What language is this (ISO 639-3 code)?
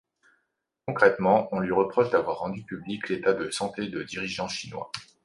fra